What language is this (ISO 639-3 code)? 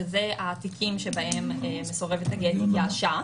heb